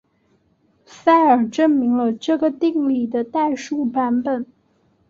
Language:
Chinese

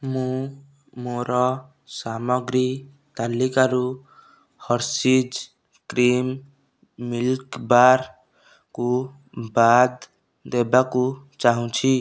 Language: Odia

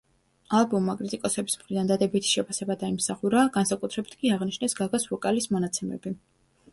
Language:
Georgian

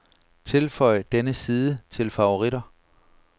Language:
Danish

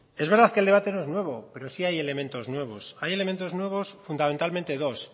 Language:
Spanish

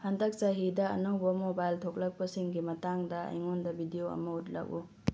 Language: Manipuri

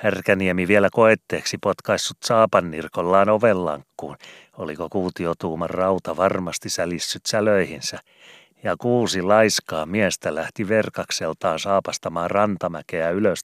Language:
Finnish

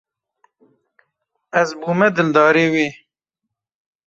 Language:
Kurdish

